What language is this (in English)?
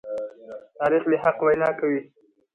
Pashto